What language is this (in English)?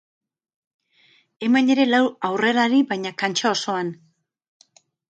Basque